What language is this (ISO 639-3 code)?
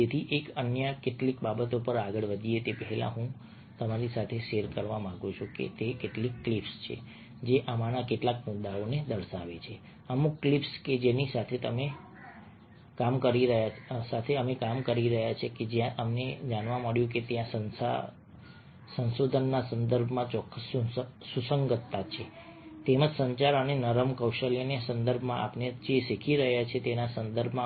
guj